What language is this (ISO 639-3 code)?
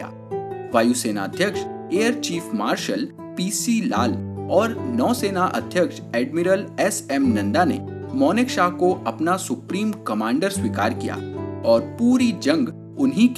hin